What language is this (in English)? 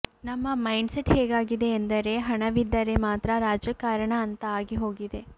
Kannada